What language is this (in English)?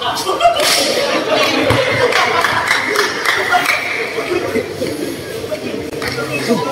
Indonesian